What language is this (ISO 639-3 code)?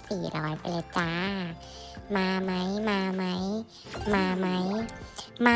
tha